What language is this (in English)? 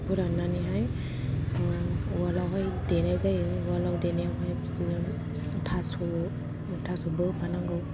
Bodo